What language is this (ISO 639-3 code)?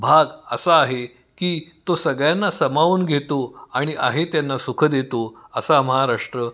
mar